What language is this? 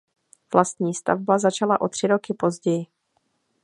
Czech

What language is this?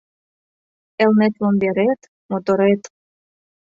Mari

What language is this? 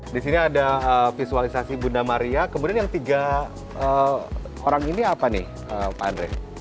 Indonesian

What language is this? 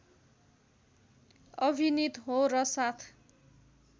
Nepali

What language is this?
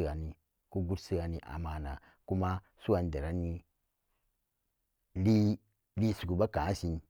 Samba Daka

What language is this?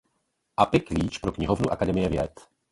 Czech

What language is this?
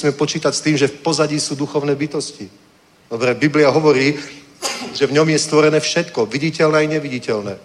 Czech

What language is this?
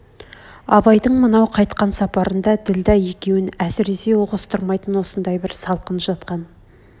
Kazakh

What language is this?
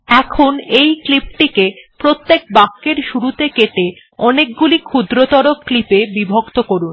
Bangla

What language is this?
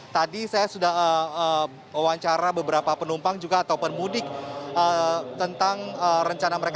Indonesian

